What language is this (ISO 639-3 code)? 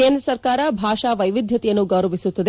kan